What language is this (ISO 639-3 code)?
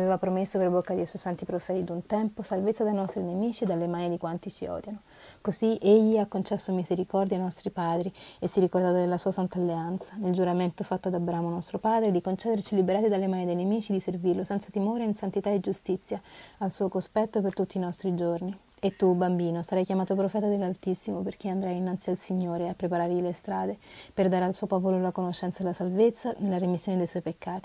ita